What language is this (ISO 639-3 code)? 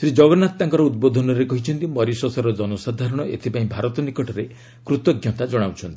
ori